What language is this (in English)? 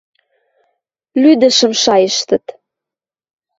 Western Mari